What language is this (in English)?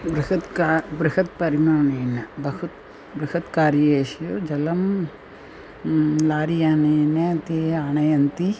Sanskrit